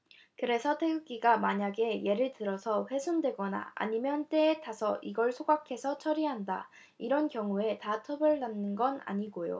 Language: Korean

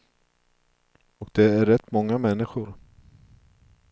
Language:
Swedish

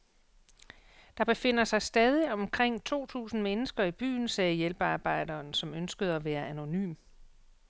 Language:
Danish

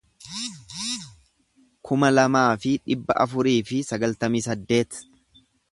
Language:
Oromo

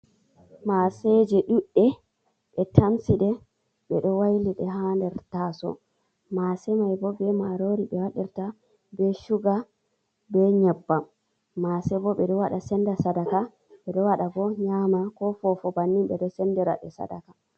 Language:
Fula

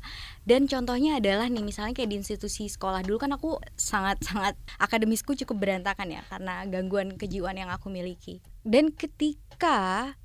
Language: Indonesian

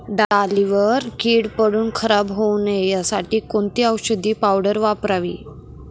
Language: Marathi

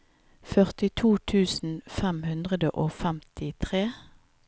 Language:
Norwegian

